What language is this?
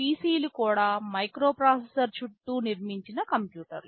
Telugu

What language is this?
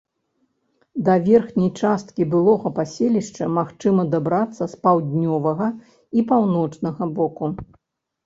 Belarusian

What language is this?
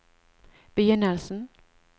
Norwegian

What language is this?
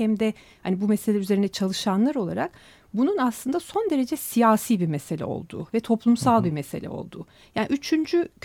Turkish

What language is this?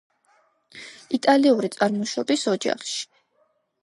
Georgian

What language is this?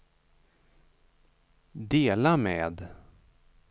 Swedish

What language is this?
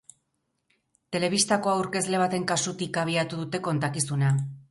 Basque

